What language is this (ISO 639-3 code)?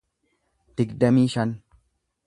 orm